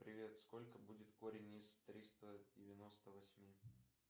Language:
Russian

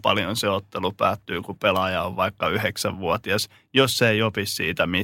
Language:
Finnish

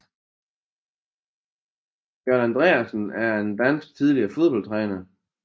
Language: Danish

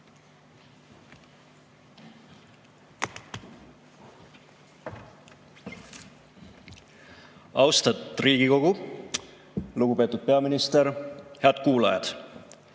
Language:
Estonian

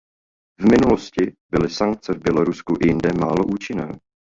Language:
Czech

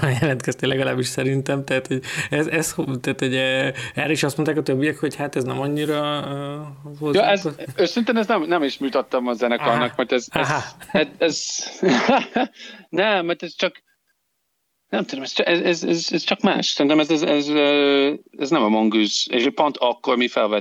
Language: Hungarian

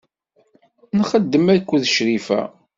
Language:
Kabyle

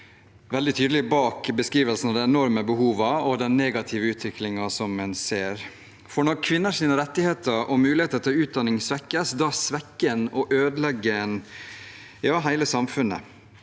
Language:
Norwegian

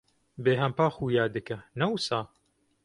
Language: Kurdish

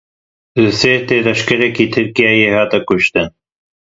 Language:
Kurdish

